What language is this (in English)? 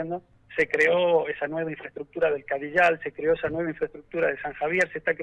Spanish